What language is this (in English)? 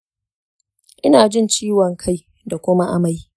Hausa